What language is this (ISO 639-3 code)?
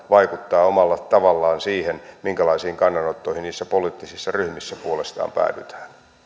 fin